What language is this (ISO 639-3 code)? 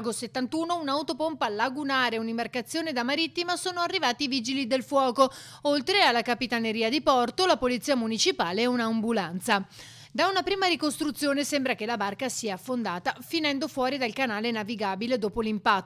ita